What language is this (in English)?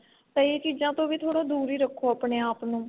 Punjabi